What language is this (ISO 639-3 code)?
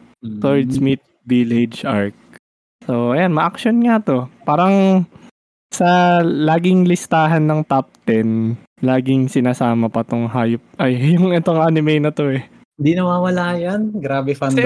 fil